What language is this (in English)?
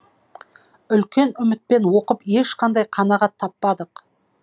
Kazakh